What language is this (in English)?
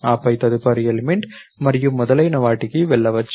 Telugu